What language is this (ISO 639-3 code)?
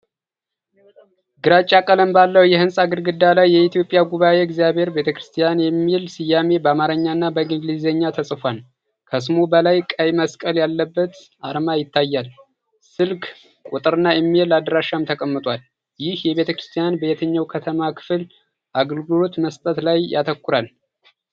amh